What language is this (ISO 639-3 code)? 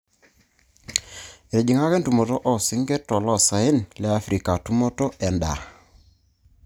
mas